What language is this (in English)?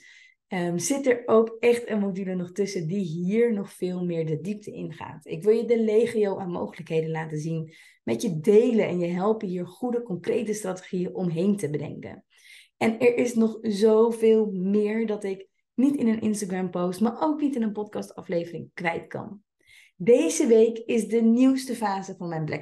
Dutch